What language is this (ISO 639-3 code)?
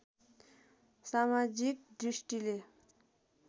nep